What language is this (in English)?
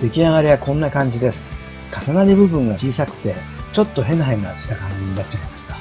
Japanese